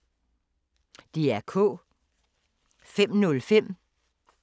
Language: Danish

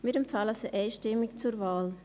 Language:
Swiss German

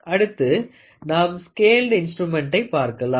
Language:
Tamil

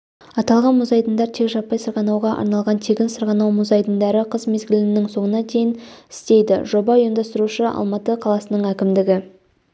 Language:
Kazakh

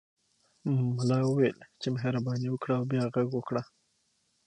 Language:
Pashto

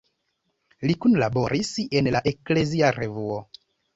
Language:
Esperanto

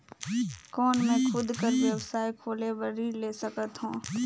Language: Chhattisgarhi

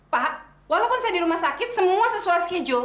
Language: Indonesian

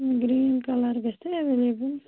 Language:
Kashmiri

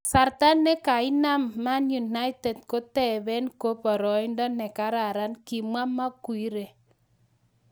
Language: Kalenjin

